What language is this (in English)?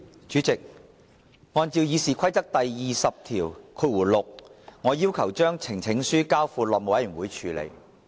Cantonese